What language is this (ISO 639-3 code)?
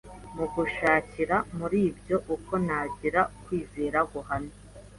kin